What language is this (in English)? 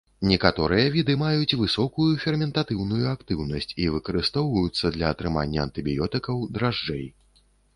Belarusian